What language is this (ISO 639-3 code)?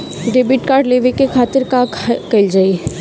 bho